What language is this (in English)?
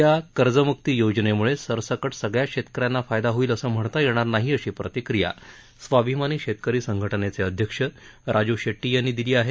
Marathi